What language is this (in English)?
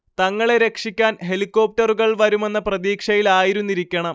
Malayalam